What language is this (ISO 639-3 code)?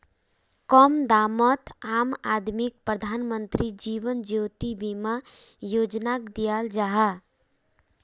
mag